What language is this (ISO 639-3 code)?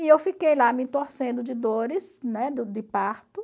por